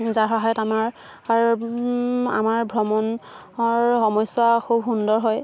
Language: Assamese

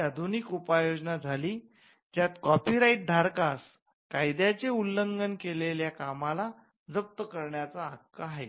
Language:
Marathi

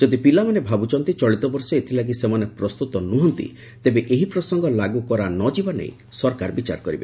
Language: Odia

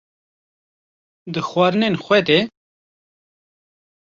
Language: Kurdish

